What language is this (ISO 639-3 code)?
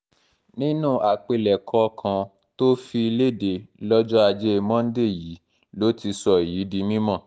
yor